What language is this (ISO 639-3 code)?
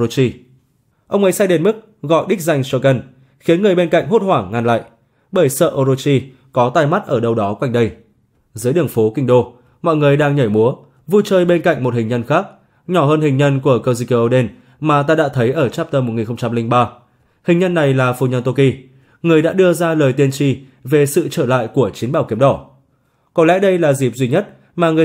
vie